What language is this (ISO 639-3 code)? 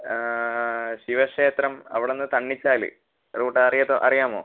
mal